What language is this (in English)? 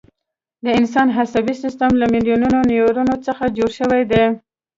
Pashto